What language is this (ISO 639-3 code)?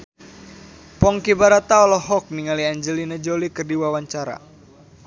sun